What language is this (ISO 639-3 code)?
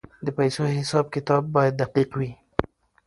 pus